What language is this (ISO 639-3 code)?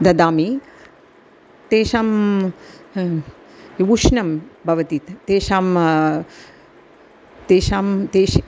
san